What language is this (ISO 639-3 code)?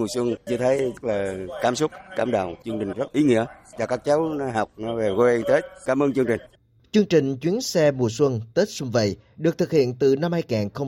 vie